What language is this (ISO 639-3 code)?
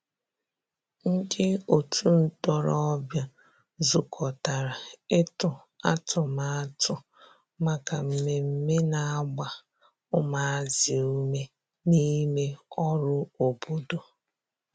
ibo